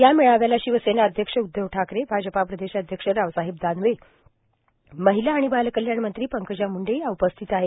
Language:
Marathi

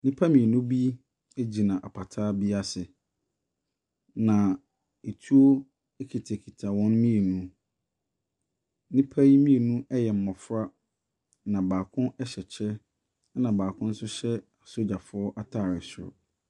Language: Akan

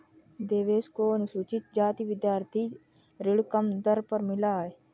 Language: Hindi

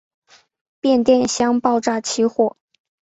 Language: Chinese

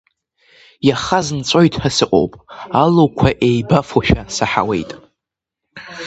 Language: Abkhazian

